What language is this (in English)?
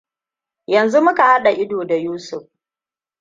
Hausa